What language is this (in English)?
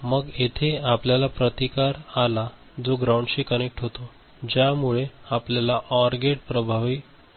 Marathi